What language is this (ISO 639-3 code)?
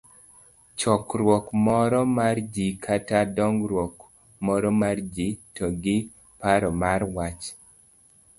luo